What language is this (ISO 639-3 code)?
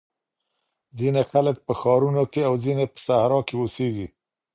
pus